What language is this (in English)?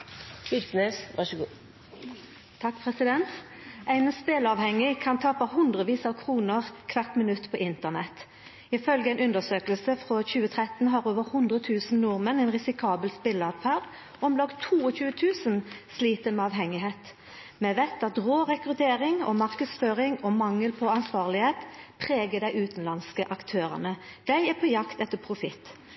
Norwegian Nynorsk